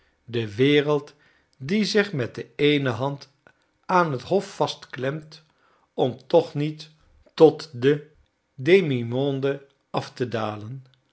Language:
Dutch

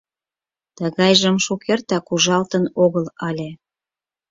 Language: Mari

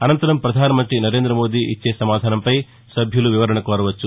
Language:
Telugu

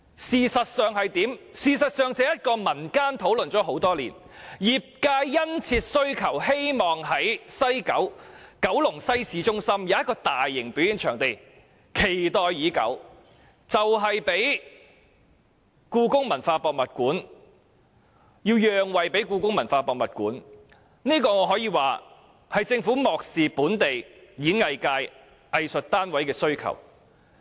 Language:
Cantonese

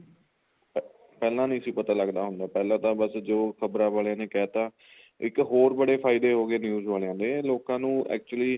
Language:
Punjabi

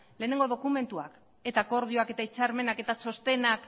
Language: Basque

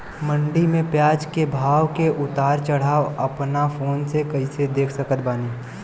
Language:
Bhojpuri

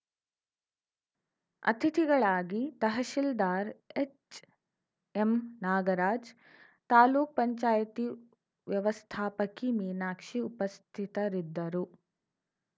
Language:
Kannada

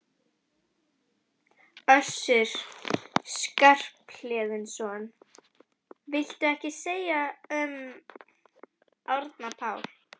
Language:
Icelandic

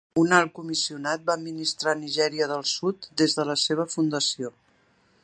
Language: Catalan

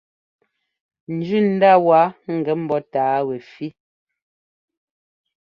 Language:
Ngomba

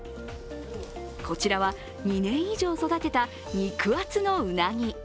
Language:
Japanese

